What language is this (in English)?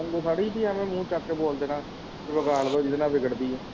Punjabi